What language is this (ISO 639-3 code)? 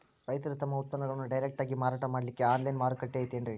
kan